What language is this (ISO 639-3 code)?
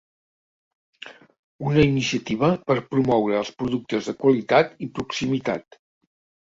cat